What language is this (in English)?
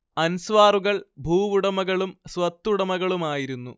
Malayalam